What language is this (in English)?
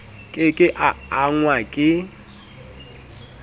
Southern Sotho